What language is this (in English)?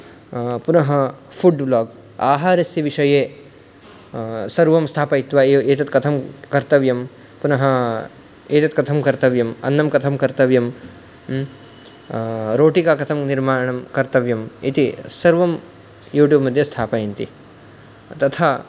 Sanskrit